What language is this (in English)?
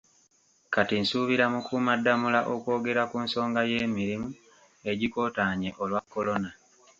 Ganda